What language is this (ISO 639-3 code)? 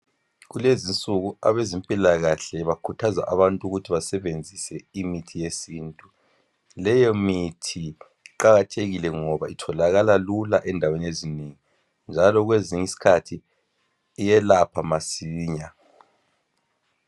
nde